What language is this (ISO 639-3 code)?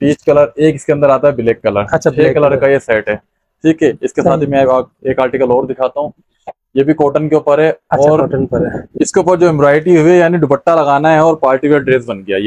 hin